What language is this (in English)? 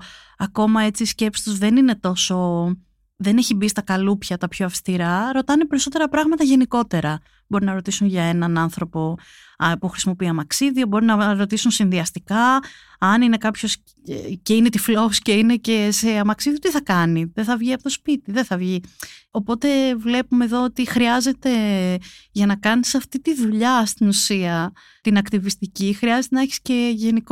Greek